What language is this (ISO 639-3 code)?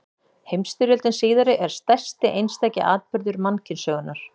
isl